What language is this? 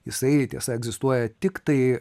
Lithuanian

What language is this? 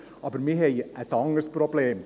Swiss German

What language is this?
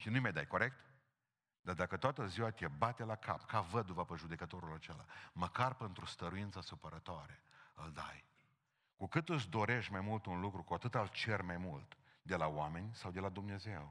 Romanian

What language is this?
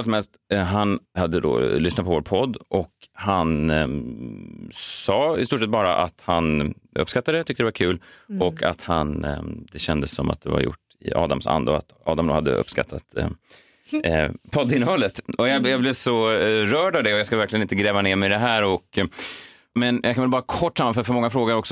Swedish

